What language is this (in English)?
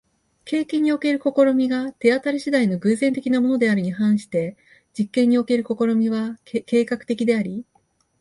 Japanese